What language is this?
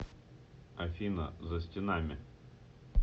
Russian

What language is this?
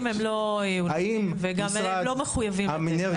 Hebrew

